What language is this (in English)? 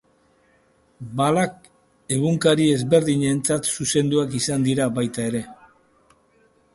Basque